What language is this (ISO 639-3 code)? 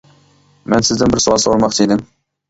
uig